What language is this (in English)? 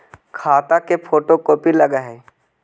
Magahi